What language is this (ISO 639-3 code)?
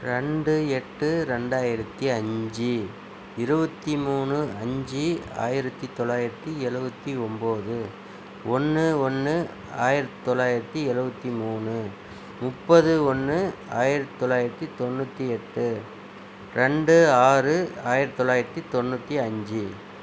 tam